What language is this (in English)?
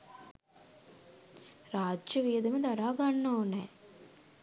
Sinhala